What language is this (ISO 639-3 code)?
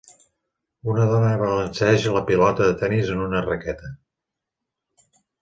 cat